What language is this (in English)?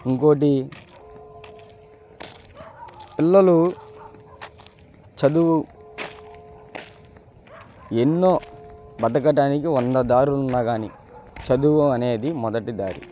Telugu